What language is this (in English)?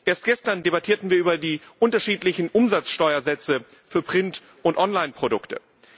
German